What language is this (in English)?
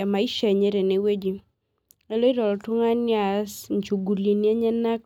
Masai